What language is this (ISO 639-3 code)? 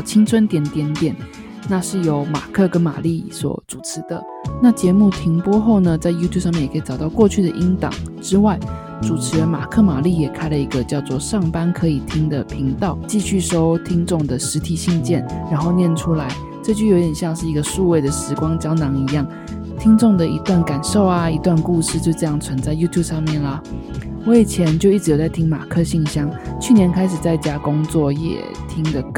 zho